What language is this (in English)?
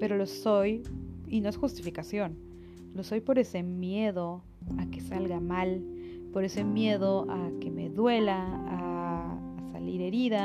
Spanish